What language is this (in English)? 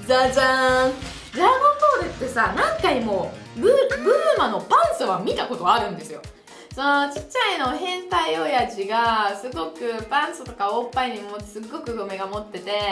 Japanese